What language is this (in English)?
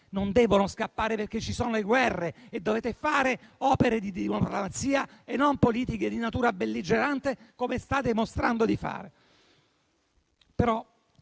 Italian